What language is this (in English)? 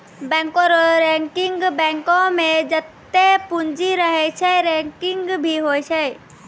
Maithili